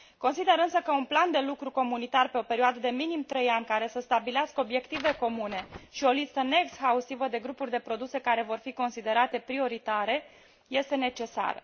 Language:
Romanian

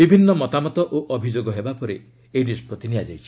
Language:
Odia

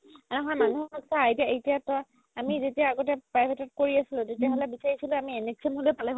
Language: Assamese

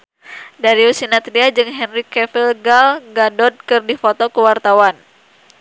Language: Sundanese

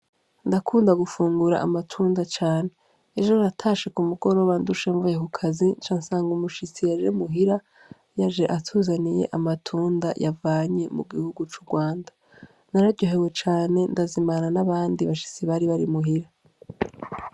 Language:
Rundi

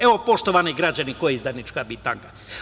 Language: Serbian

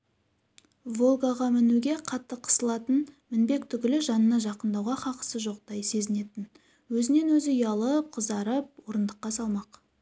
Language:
Kazakh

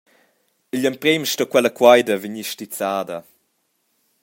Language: Romansh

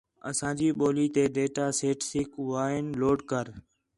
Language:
Khetrani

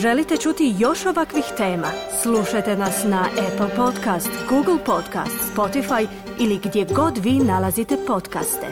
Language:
Croatian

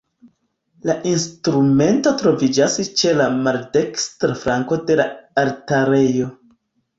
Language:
Esperanto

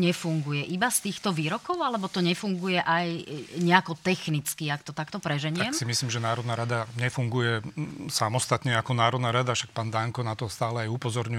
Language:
Slovak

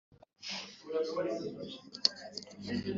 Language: Kinyarwanda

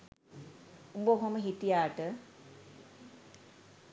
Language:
Sinhala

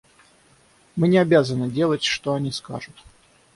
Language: Russian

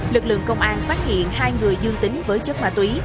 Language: Vietnamese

